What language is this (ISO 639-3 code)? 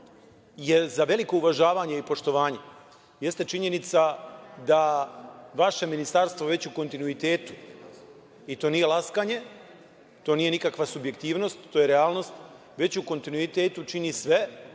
srp